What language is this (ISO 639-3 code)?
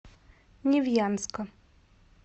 rus